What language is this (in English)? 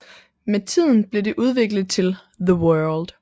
Danish